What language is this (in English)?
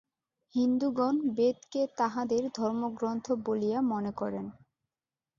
Bangla